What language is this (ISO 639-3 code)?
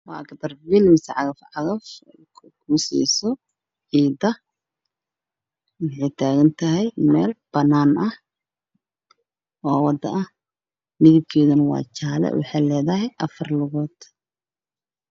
som